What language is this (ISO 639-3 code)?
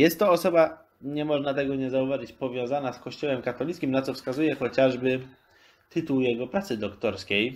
pol